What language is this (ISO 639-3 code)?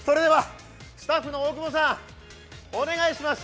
jpn